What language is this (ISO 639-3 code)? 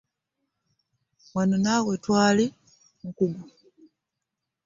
lug